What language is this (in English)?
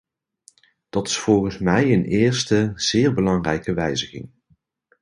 Dutch